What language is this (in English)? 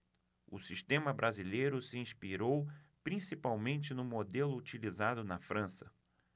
Portuguese